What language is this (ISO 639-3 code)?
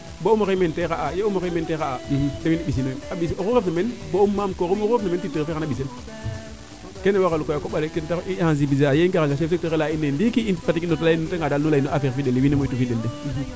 srr